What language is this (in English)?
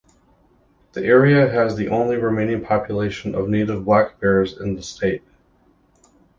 English